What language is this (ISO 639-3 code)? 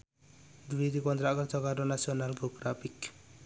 jav